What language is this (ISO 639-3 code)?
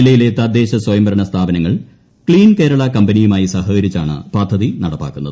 mal